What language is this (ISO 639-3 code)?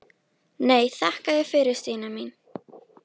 isl